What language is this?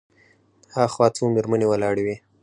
Pashto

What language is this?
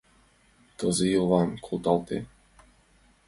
Mari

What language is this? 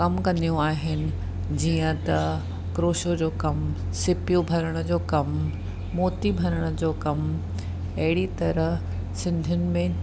Sindhi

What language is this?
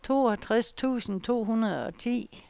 Danish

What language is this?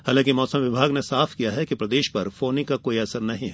Hindi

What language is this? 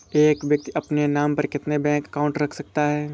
Hindi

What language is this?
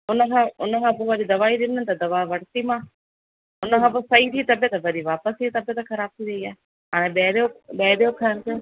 Sindhi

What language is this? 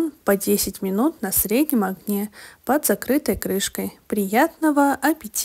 Russian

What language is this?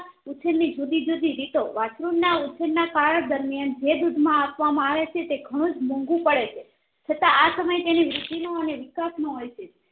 Gujarati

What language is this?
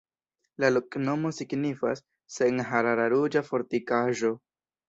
Esperanto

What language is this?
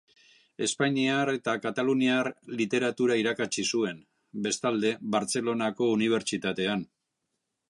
Basque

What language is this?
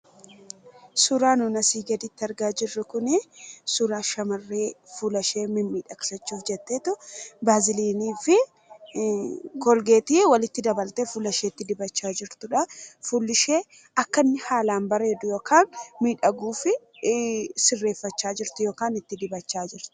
Oromo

